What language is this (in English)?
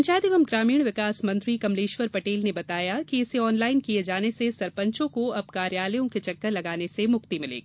Hindi